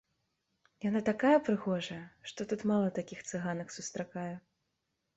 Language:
Belarusian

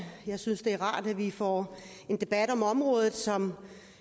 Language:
Danish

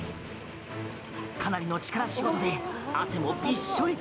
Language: Japanese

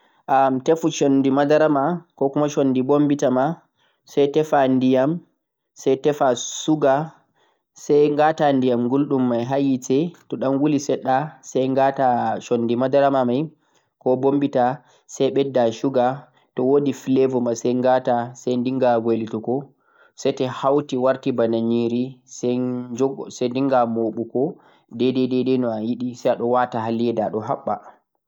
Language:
Central-Eastern Niger Fulfulde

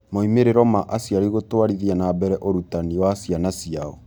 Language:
Kikuyu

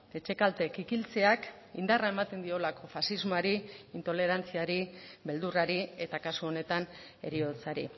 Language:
Basque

